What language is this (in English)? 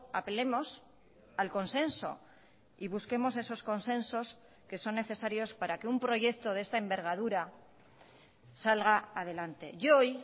Spanish